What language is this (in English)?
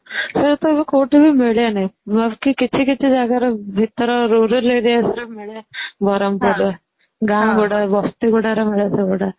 Odia